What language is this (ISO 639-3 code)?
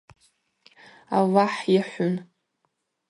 abq